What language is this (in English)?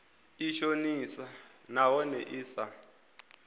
Venda